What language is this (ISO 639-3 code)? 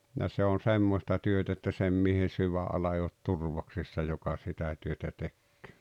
fin